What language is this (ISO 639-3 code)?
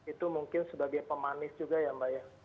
ind